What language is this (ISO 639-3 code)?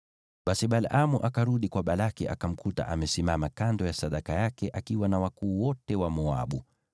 swa